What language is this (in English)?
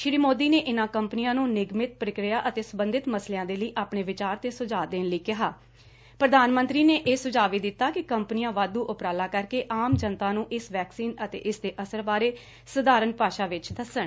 Punjabi